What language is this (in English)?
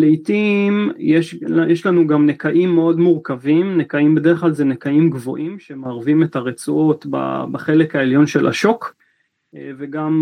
Hebrew